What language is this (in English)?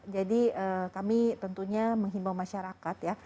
Indonesian